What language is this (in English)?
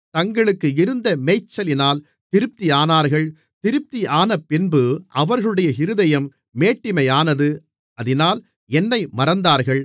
Tamil